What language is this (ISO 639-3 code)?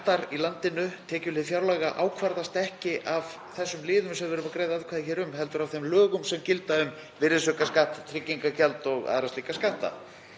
isl